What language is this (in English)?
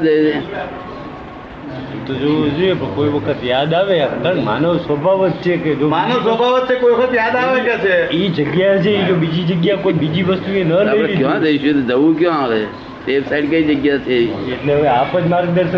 Gujarati